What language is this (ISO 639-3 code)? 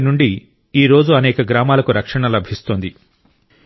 tel